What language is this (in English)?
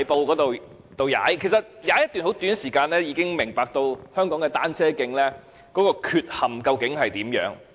Cantonese